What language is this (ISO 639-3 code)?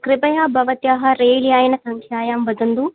san